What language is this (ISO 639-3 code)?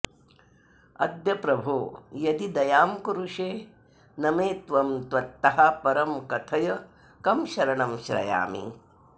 san